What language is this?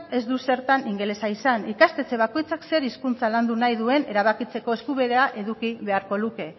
Basque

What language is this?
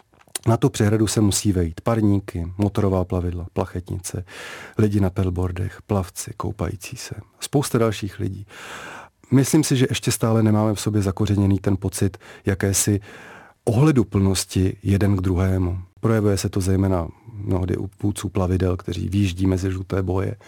Czech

